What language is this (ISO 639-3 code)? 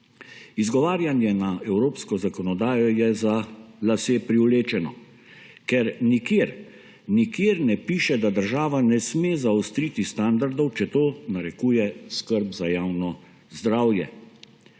slv